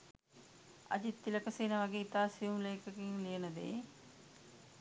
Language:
Sinhala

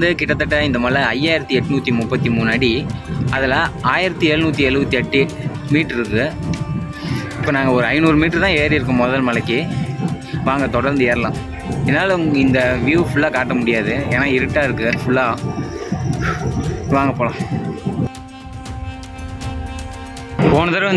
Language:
Tamil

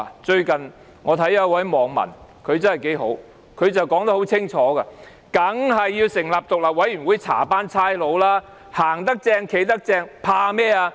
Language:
Cantonese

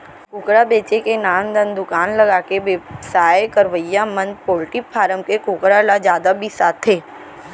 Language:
Chhattisgarhi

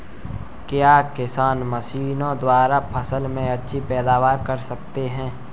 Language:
Hindi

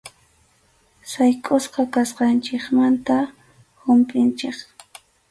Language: Arequipa-La Unión Quechua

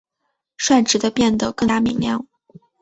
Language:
Chinese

